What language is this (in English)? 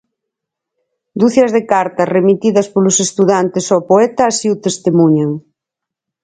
Galician